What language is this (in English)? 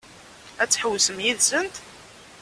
Kabyle